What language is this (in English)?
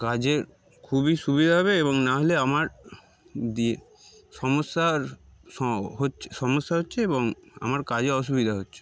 Bangla